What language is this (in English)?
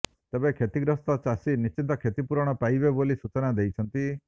Odia